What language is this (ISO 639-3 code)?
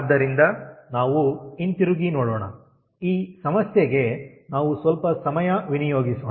kan